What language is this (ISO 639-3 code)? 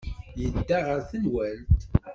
kab